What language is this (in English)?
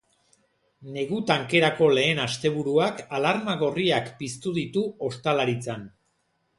Basque